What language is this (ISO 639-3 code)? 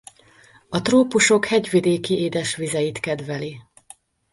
hun